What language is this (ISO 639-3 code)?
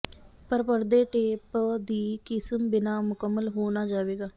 pan